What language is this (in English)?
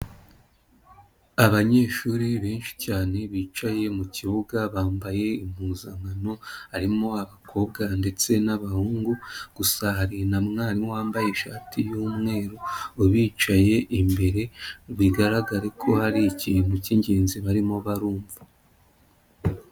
Kinyarwanda